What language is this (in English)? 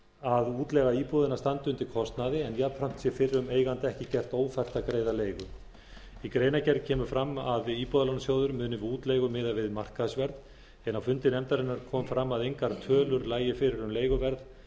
Icelandic